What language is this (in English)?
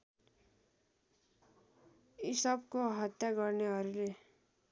Nepali